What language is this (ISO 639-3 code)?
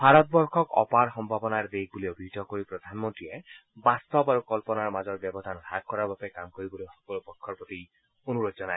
asm